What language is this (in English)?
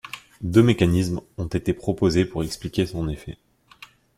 French